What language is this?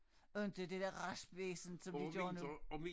Danish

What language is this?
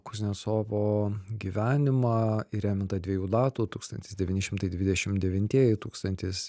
Lithuanian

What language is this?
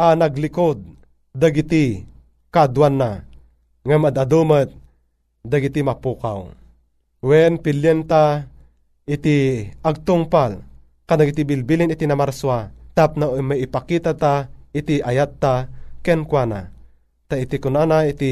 Filipino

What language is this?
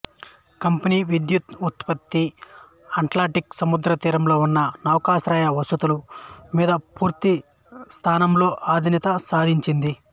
Telugu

